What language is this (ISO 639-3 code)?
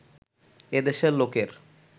ben